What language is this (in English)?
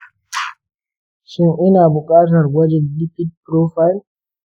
Hausa